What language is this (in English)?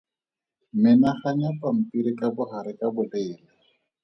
Tswana